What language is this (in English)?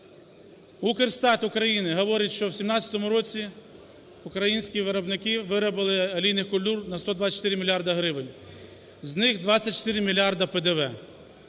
Ukrainian